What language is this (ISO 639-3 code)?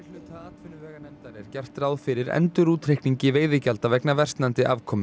isl